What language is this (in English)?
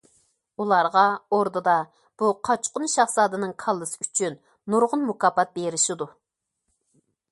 Uyghur